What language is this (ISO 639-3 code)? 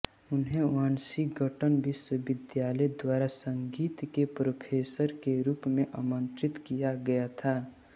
hin